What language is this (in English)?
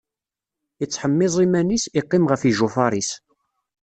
Kabyle